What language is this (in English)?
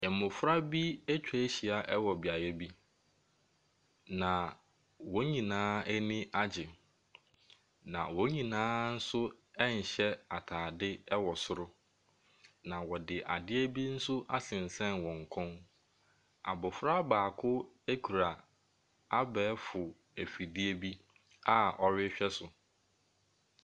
Akan